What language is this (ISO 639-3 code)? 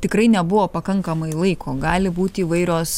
lit